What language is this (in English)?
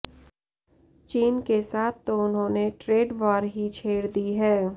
Hindi